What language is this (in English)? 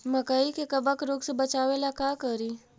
Magahi